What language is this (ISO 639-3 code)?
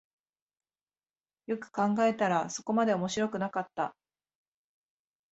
jpn